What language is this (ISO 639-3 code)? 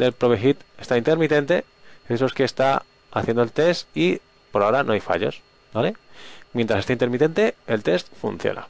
spa